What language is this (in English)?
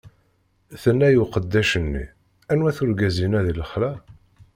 Kabyle